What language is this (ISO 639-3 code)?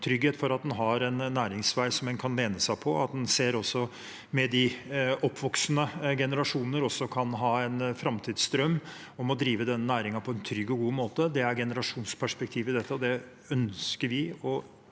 nor